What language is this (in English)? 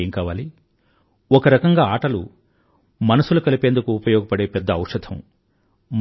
Telugu